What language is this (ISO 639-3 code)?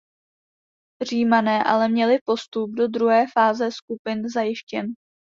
ces